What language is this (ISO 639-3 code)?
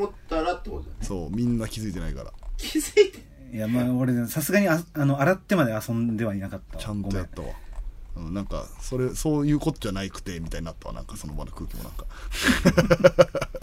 jpn